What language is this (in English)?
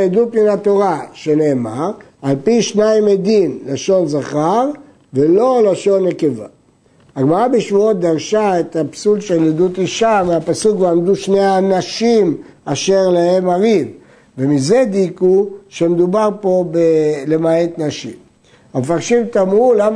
Hebrew